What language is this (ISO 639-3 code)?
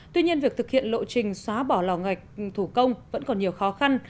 vie